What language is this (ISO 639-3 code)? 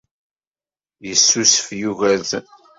kab